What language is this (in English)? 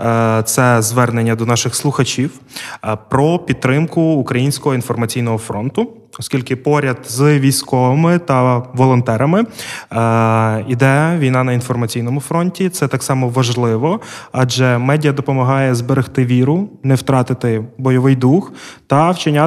Ukrainian